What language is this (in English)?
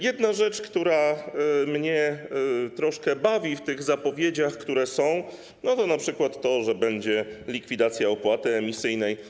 Polish